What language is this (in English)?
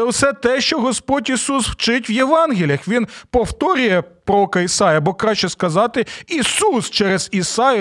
Ukrainian